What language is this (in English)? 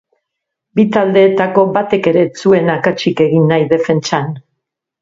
Basque